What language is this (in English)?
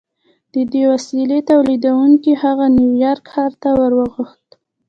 Pashto